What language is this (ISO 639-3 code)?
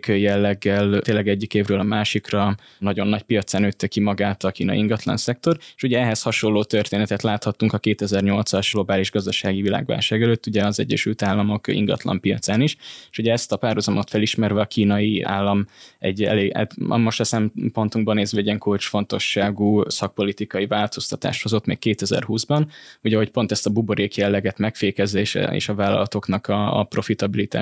hun